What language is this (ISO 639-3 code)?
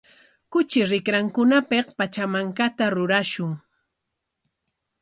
qwa